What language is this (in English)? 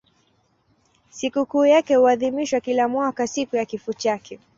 Swahili